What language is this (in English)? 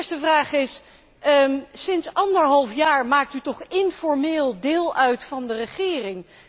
Dutch